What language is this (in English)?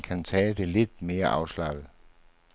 Danish